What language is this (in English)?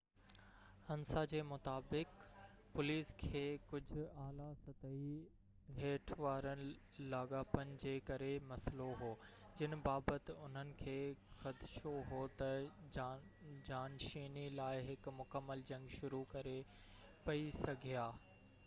Sindhi